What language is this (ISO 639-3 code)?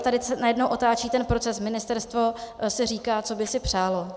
ces